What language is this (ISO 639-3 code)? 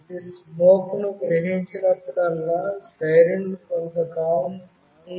tel